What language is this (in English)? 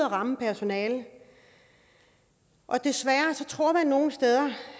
Danish